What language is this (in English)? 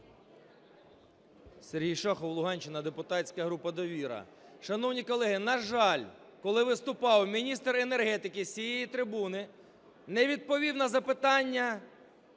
Ukrainian